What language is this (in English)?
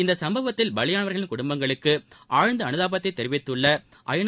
Tamil